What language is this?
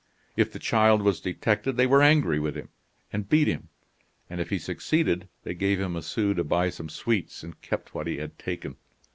English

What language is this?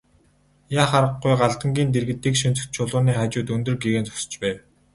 Mongolian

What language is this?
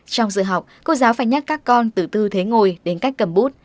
Vietnamese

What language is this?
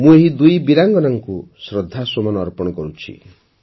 Odia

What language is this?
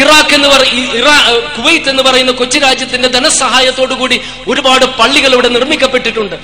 Malayalam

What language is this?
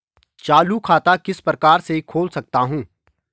Hindi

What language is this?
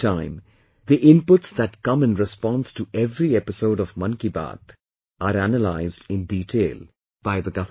English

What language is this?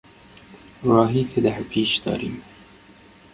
Persian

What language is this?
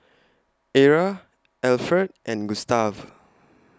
English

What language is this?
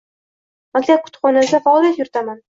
Uzbek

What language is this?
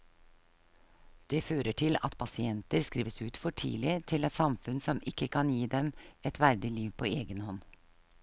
Norwegian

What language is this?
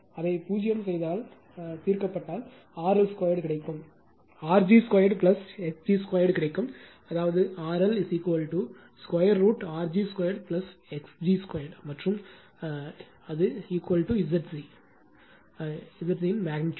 Tamil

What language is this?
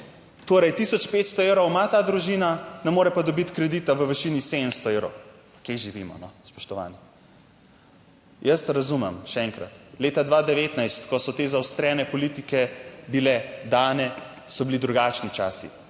Slovenian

